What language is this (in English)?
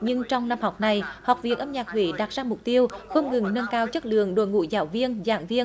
Vietnamese